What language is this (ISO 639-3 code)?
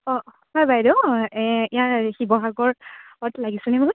asm